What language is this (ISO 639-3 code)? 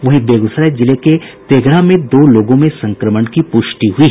hin